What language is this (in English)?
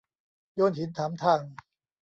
Thai